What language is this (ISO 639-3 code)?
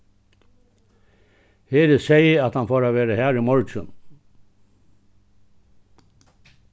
fao